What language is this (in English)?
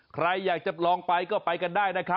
Thai